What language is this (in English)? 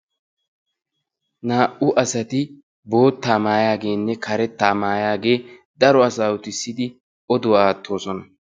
Wolaytta